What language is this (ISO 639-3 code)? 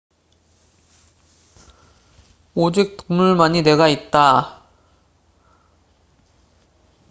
kor